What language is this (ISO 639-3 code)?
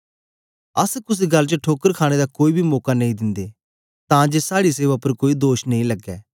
doi